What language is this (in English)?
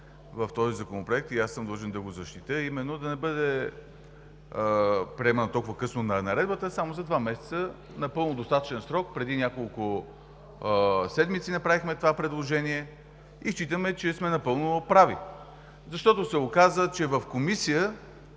Bulgarian